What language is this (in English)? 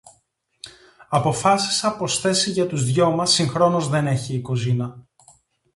Greek